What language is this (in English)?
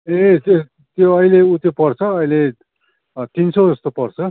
Nepali